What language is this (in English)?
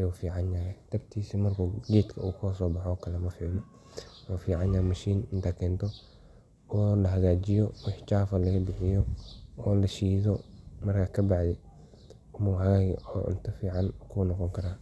Somali